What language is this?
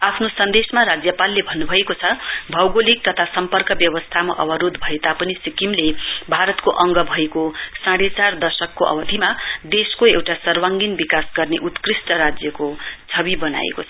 Nepali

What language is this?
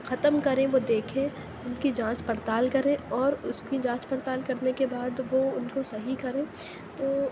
Urdu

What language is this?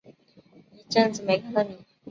Chinese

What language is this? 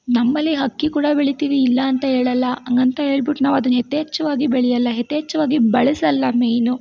Kannada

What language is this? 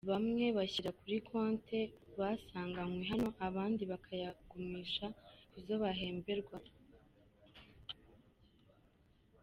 Kinyarwanda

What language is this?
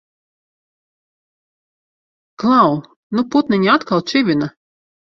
Latvian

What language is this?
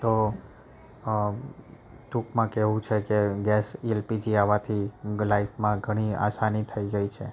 Gujarati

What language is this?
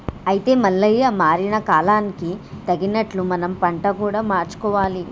Telugu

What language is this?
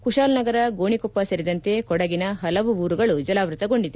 Kannada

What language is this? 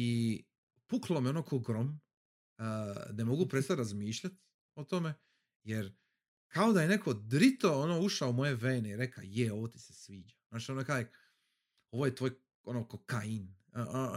Croatian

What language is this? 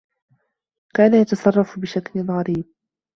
Arabic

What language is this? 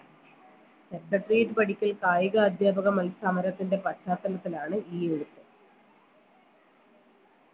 Malayalam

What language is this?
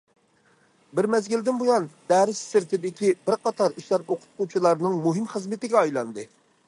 Uyghur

